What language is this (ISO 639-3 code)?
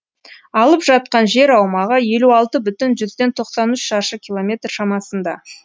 kaz